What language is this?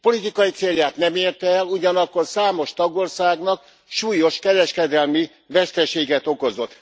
Hungarian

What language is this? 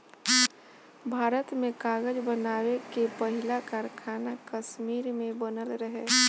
Bhojpuri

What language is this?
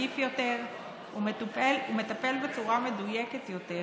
Hebrew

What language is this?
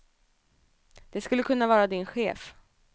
Swedish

